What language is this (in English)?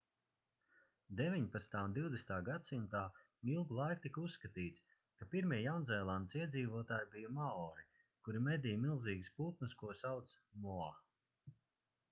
Latvian